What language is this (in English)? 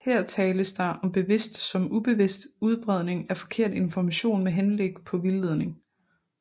Danish